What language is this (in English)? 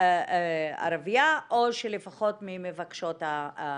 Hebrew